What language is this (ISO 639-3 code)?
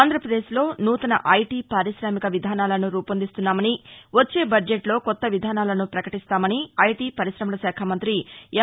tel